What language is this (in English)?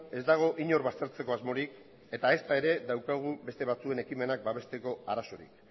Basque